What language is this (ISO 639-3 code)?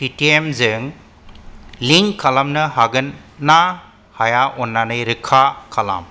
brx